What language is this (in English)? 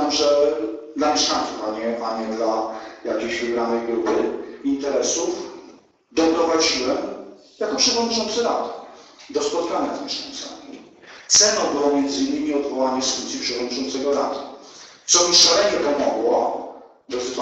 Polish